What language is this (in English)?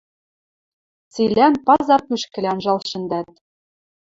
Western Mari